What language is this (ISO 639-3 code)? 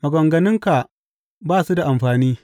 hau